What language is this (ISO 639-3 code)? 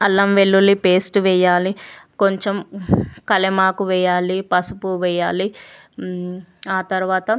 tel